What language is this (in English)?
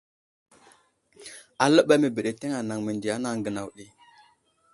Wuzlam